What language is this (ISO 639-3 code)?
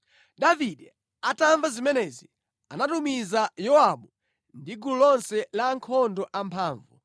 nya